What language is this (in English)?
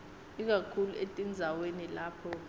Swati